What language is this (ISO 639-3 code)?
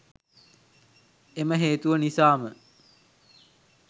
sin